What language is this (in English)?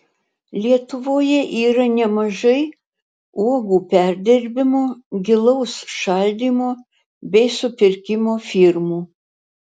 Lithuanian